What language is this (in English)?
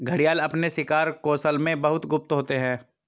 Hindi